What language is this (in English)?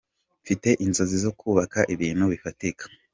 Kinyarwanda